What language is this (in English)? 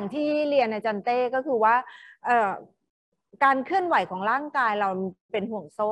Thai